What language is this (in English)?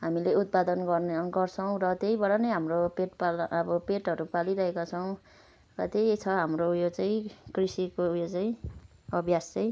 Nepali